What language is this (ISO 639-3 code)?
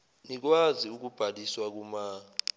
zul